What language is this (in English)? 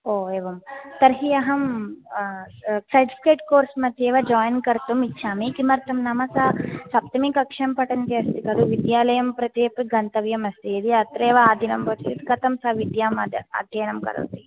Sanskrit